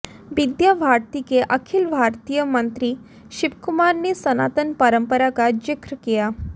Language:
Hindi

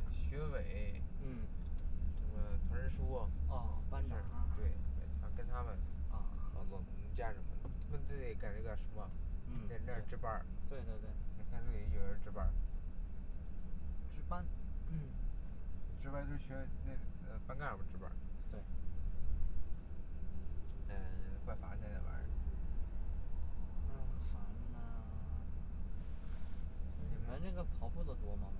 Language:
Chinese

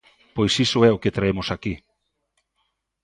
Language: Galician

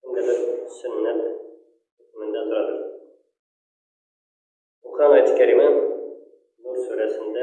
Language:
Turkish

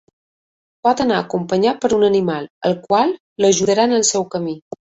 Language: Catalan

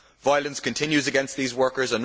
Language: English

